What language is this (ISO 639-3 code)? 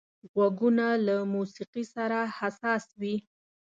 pus